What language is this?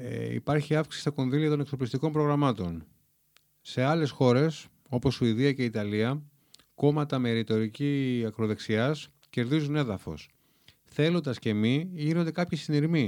Greek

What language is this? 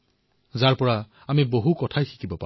Assamese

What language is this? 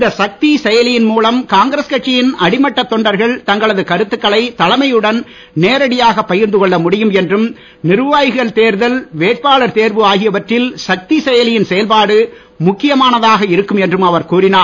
Tamil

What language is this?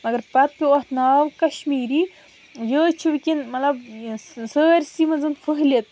Kashmiri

